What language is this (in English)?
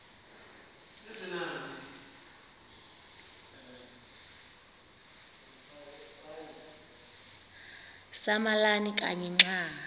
Xhosa